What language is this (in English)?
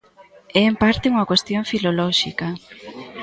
Galician